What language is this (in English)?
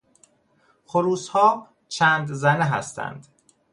Persian